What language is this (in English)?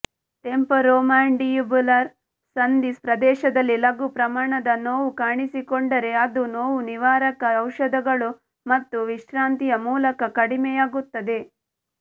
Kannada